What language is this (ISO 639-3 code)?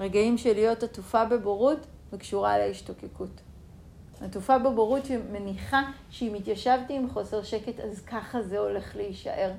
heb